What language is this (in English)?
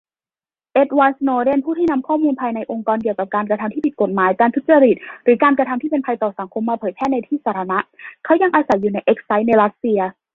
Thai